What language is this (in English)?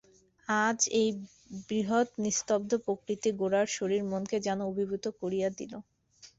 Bangla